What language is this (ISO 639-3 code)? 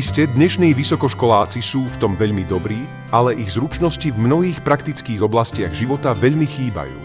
slk